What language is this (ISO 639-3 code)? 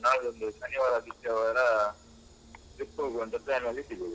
kan